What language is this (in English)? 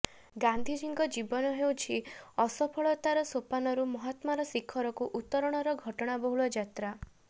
Odia